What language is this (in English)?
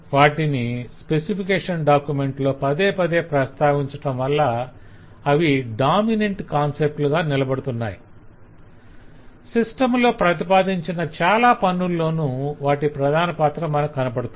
Telugu